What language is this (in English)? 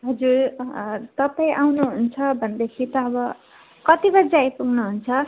Nepali